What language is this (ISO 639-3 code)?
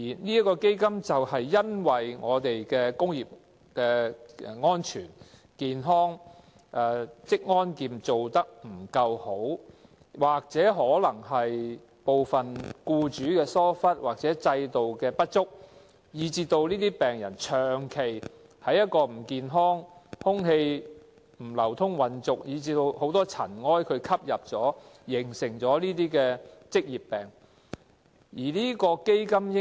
yue